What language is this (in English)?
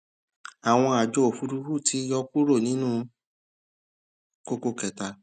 Yoruba